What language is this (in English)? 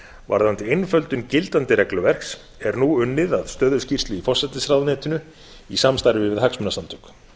Icelandic